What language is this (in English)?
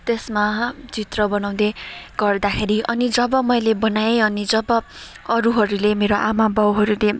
Nepali